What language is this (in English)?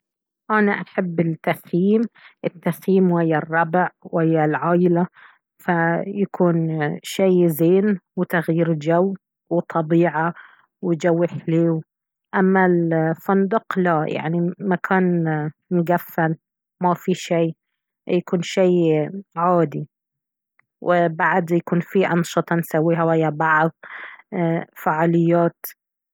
Baharna Arabic